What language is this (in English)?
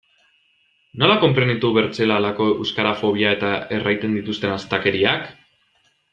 Basque